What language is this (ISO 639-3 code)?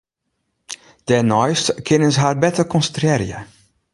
fry